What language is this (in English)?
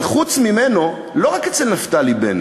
Hebrew